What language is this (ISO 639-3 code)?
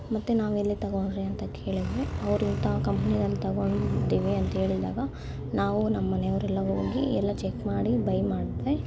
kan